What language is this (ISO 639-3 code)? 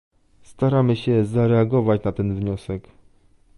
pol